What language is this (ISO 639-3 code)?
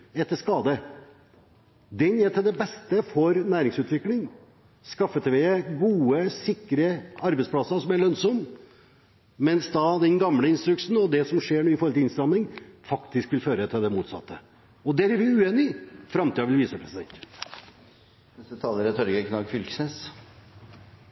nor